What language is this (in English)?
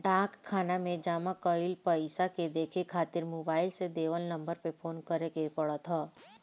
Bhojpuri